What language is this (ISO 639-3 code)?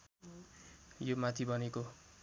nep